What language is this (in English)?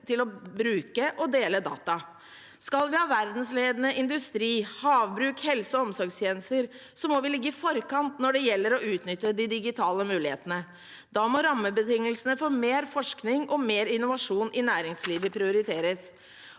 Norwegian